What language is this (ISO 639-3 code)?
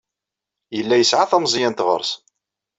kab